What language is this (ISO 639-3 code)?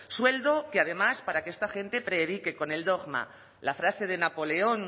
spa